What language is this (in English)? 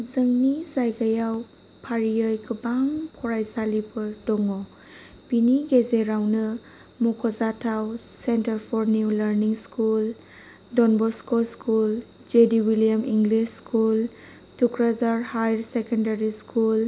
Bodo